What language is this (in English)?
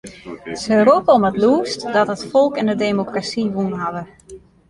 Western Frisian